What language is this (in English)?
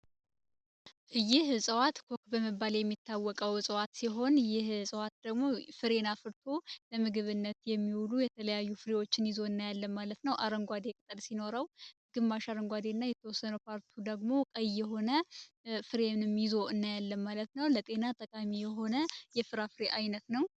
Amharic